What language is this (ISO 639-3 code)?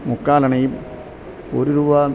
mal